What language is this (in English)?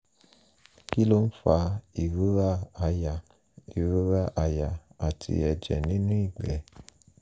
Yoruba